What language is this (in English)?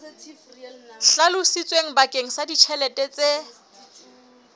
Southern Sotho